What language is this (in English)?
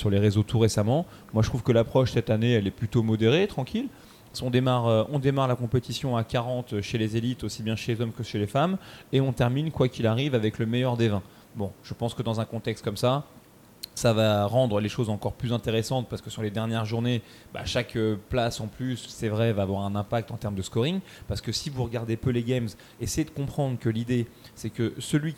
French